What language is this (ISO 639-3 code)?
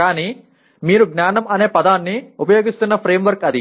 tel